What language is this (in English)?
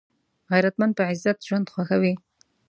Pashto